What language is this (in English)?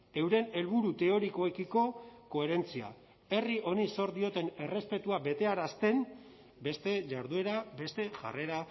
Basque